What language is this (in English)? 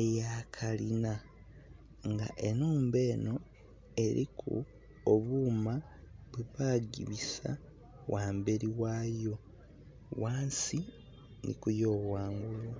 Soga